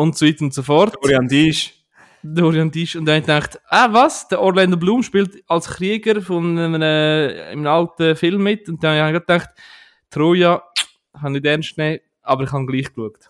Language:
German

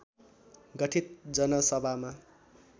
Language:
Nepali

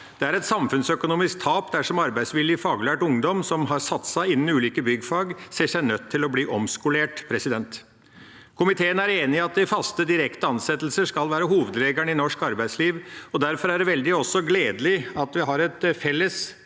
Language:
Norwegian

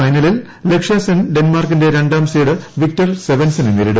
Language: Malayalam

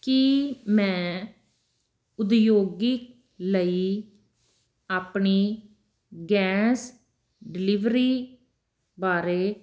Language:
Punjabi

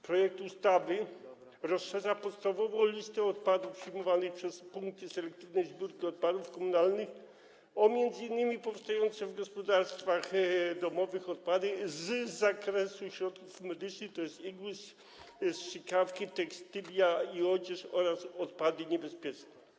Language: Polish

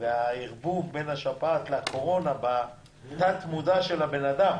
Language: Hebrew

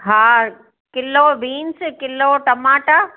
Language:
Sindhi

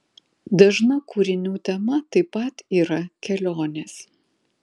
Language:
Lithuanian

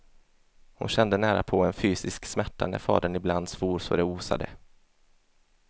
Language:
Swedish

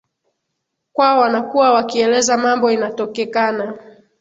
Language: Swahili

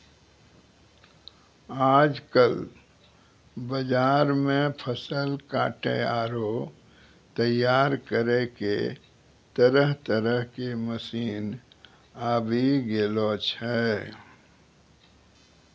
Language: Maithili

